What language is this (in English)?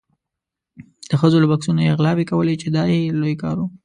Pashto